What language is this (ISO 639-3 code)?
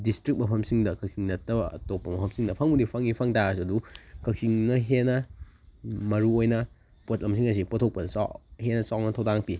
mni